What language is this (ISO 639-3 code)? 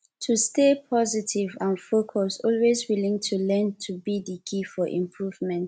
pcm